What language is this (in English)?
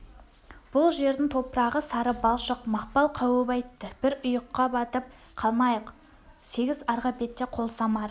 Kazakh